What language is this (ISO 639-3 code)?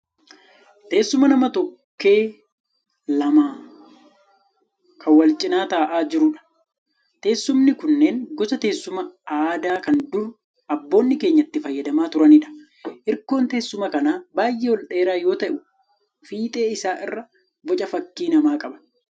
orm